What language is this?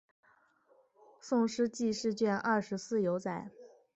Chinese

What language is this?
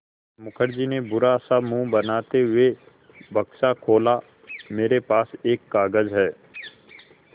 Hindi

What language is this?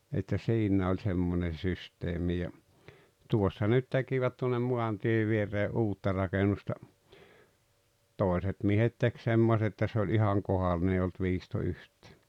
Finnish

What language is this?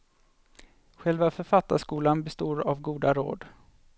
Swedish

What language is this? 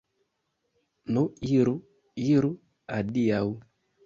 Esperanto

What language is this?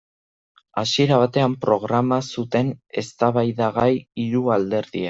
Basque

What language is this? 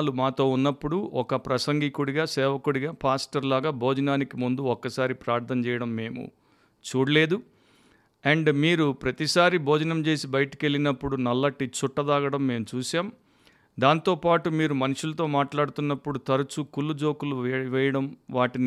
Telugu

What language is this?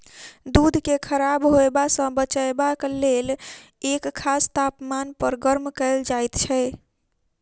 Maithili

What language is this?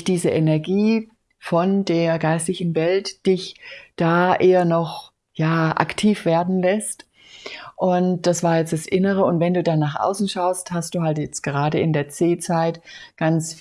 German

